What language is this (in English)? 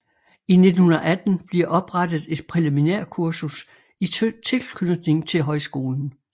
Danish